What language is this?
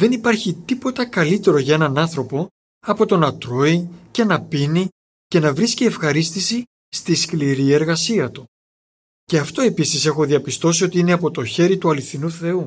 Greek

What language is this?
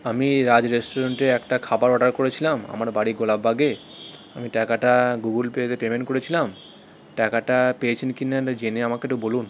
Bangla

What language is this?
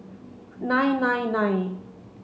English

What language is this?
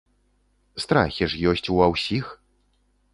Belarusian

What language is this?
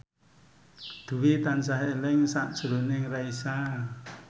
Javanese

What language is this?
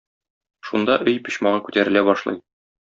Tatar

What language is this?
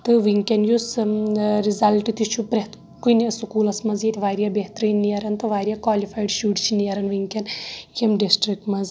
Kashmiri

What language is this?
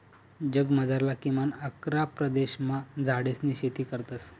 Marathi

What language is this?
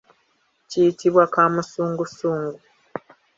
Ganda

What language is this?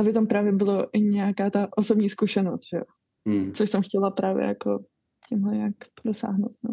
Czech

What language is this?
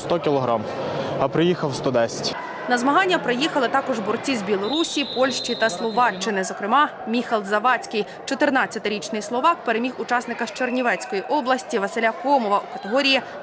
Ukrainian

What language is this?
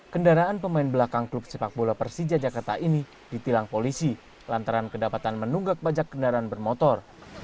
Indonesian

